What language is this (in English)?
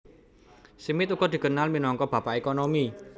Javanese